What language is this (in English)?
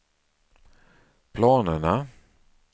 Swedish